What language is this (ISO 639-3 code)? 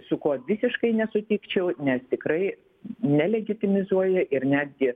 lit